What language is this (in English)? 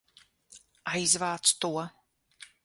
Latvian